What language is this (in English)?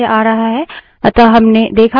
Hindi